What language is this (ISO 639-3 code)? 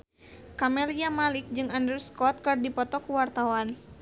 sun